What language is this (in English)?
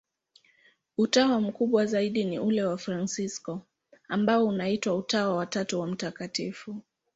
Swahili